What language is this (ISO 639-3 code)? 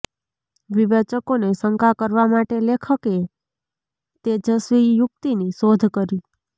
guj